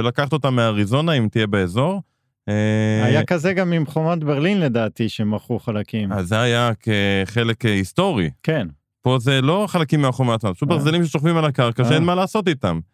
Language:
Hebrew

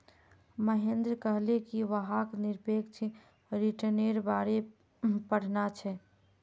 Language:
Magahi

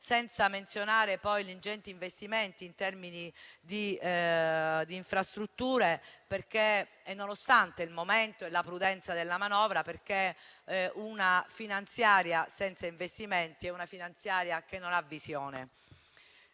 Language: Italian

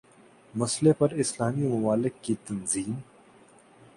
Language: Urdu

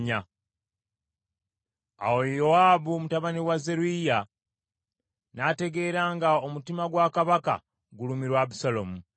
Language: Ganda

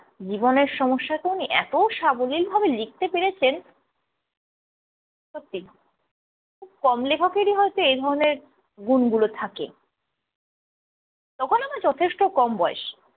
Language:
Bangla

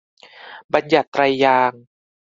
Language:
Thai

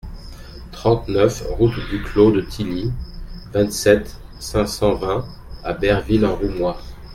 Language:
French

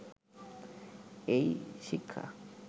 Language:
Bangla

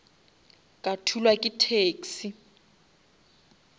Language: Northern Sotho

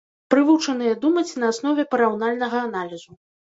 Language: Belarusian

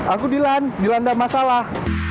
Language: Indonesian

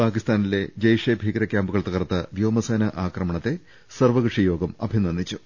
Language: Malayalam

